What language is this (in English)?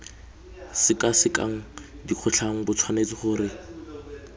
Tswana